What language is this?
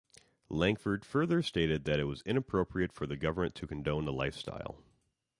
English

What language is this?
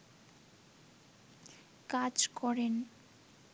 Bangla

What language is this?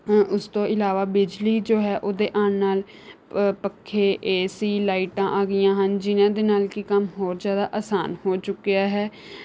Punjabi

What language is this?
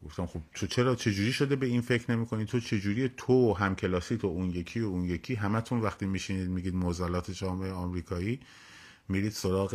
Persian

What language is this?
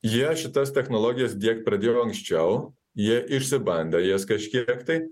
Lithuanian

